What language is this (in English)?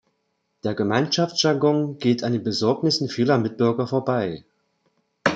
German